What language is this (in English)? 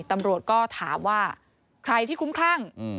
Thai